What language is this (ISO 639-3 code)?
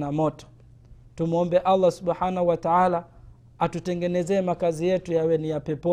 swa